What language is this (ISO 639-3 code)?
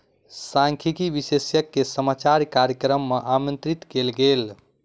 mai